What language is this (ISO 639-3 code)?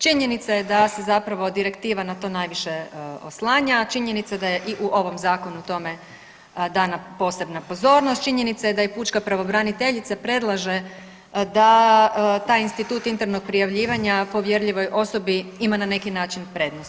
hrv